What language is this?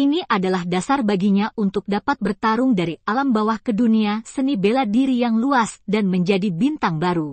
Indonesian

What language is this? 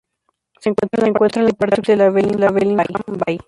Spanish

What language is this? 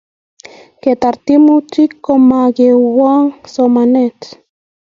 Kalenjin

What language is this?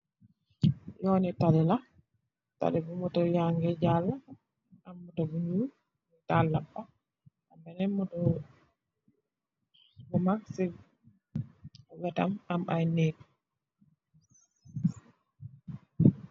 Wolof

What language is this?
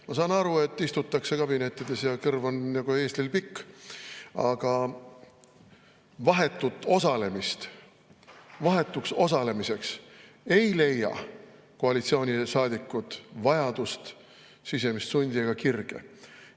Estonian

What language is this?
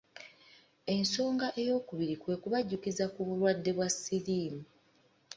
Ganda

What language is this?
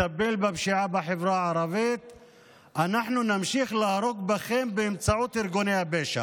Hebrew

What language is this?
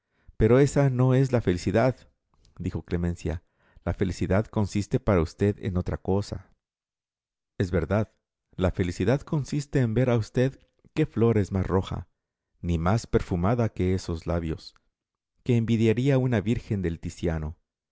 Spanish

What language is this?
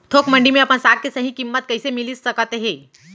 Chhattisgarhi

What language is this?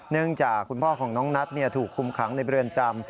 Thai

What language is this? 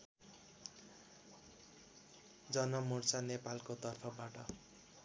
Nepali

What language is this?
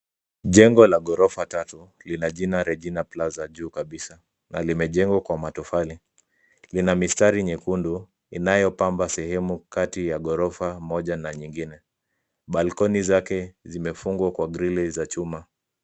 Swahili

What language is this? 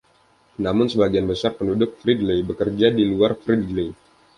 Indonesian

